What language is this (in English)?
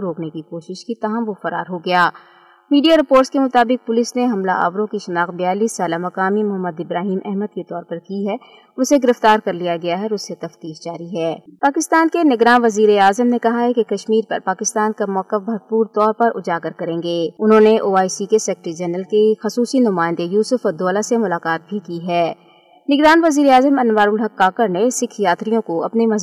Urdu